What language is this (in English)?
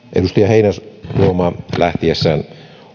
Finnish